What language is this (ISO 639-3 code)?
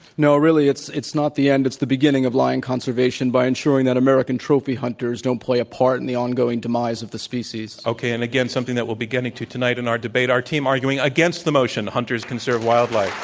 eng